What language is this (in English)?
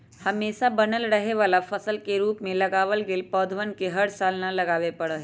Magahi